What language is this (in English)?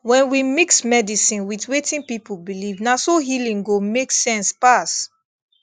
Nigerian Pidgin